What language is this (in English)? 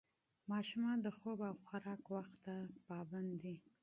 Pashto